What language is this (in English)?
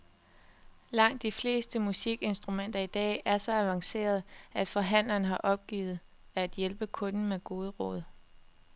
Danish